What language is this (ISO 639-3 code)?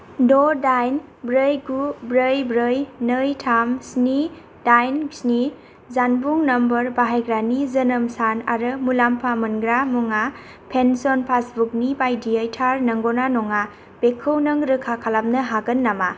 brx